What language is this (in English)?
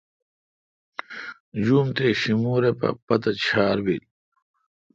Kalkoti